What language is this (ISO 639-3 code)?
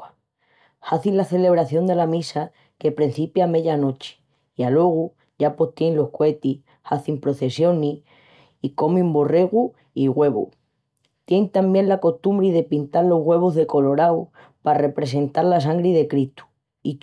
ext